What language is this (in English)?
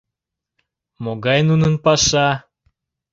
Mari